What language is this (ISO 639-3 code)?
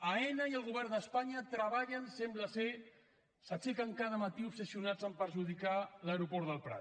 cat